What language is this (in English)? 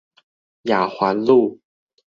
Chinese